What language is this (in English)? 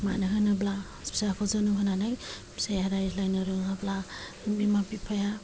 Bodo